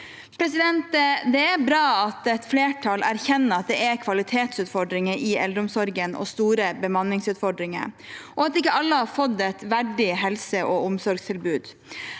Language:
Norwegian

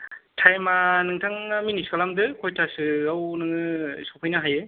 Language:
Bodo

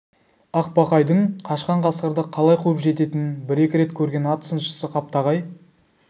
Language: Kazakh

